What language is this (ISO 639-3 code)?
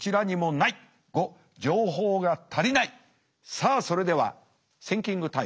jpn